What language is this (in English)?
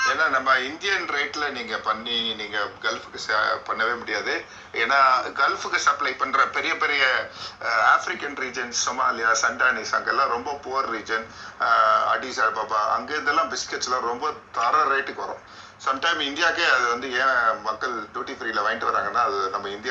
Tamil